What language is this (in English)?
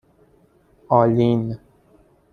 Persian